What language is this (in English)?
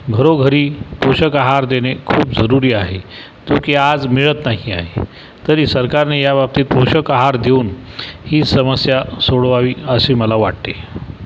Marathi